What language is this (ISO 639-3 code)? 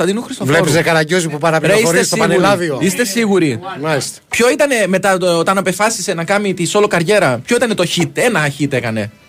ell